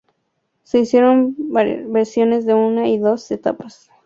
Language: Spanish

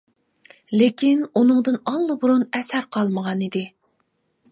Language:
Uyghur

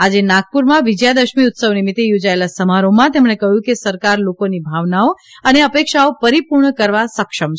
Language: Gujarati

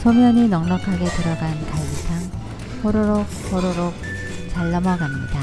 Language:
Korean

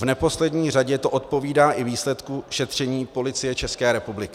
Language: Czech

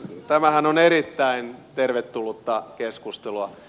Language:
Finnish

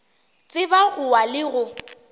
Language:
Northern Sotho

